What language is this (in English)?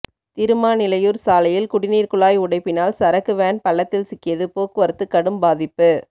Tamil